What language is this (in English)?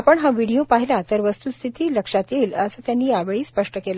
Marathi